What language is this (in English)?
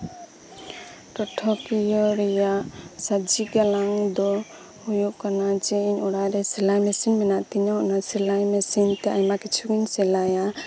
Santali